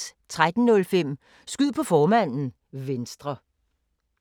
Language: Danish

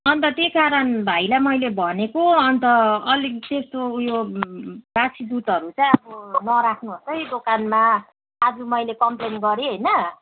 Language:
Nepali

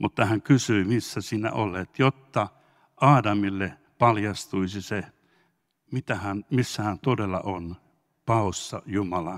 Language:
Finnish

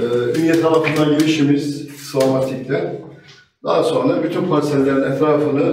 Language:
Turkish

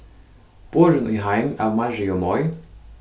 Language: Faroese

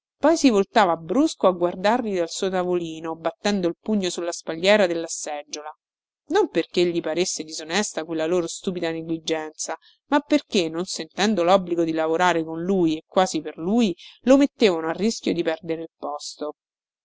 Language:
Italian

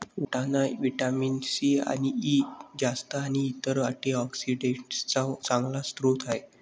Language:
Marathi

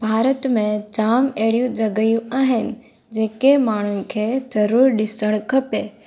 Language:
Sindhi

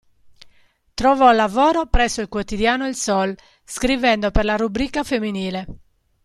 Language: Italian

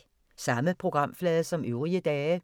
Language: Danish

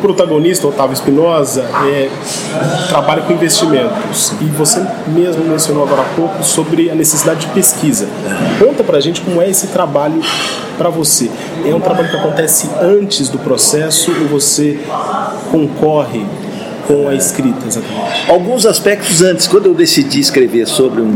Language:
Portuguese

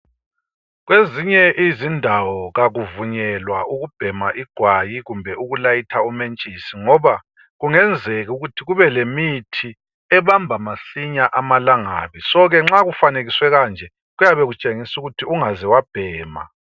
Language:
North Ndebele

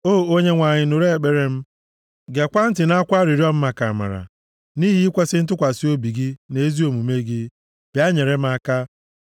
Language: Igbo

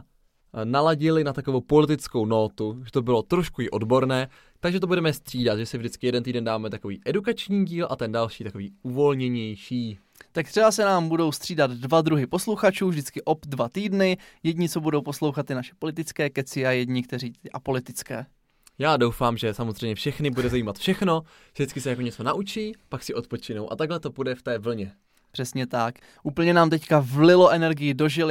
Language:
Czech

